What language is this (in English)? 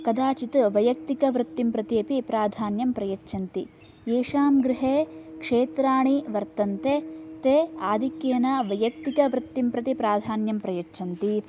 Sanskrit